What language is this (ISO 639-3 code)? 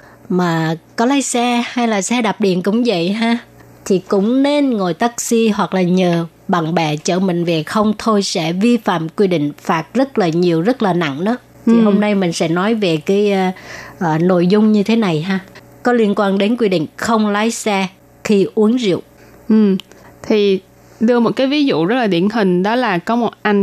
vie